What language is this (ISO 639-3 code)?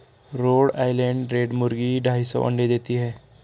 hin